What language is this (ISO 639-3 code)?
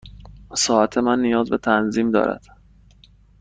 fas